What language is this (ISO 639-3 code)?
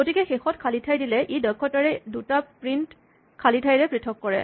asm